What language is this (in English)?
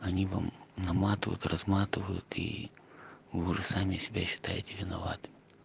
Russian